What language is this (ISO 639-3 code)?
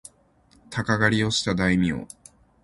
jpn